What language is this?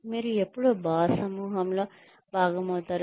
Telugu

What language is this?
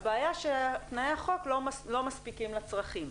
Hebrew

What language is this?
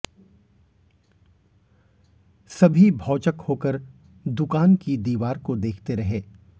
Hindi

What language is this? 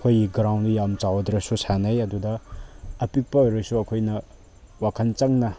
Manipuri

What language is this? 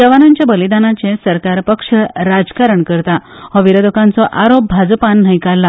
Konkani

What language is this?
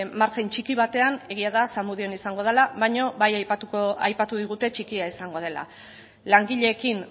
Basque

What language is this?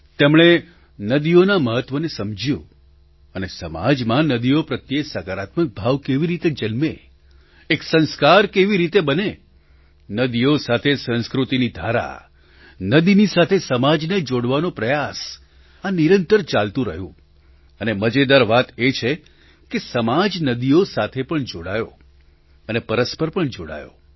Gujarati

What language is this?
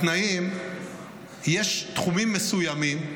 Hebrew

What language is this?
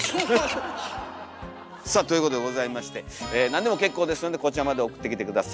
Japanese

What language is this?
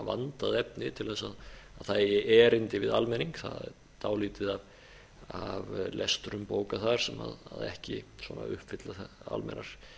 Icelandic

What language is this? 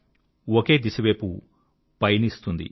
Telugu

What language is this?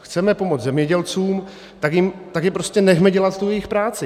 Czech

